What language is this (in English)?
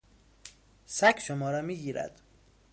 Persian